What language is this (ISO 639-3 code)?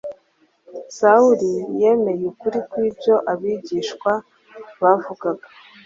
kin